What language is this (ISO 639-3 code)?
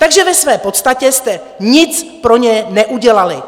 ces